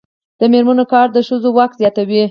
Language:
Pashto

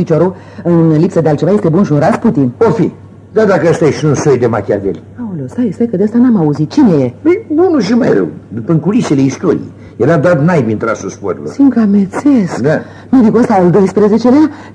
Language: Romanian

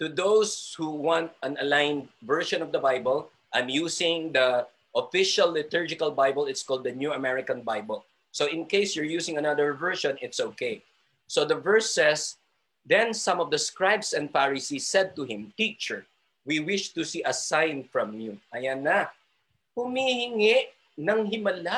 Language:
Filipino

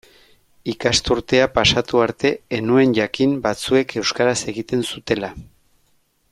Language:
Basque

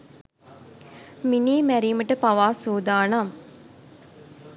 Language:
Sinhala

